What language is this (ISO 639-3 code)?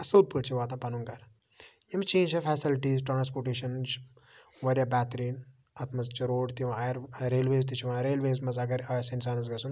kas